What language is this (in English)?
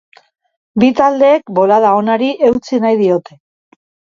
Basque